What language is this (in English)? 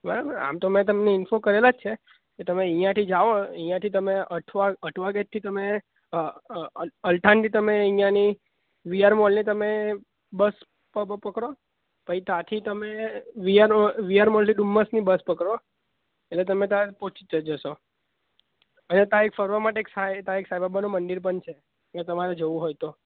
Gujarati